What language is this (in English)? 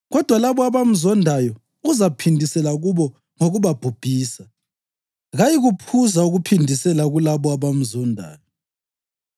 North Ndebele